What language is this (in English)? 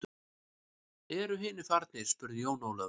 Icelandic